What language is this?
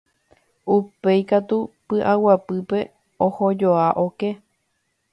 Guarani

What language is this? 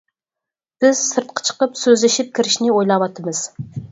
Uyghur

